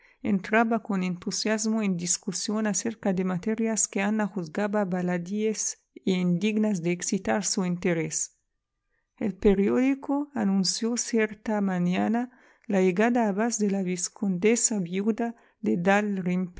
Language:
Spanish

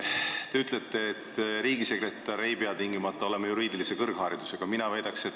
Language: Estonian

